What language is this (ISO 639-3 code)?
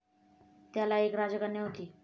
mar